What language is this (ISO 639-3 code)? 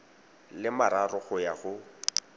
tsn